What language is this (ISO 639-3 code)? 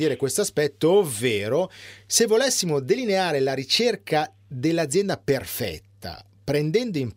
ita